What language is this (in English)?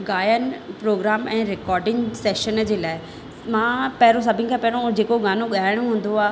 Sindhi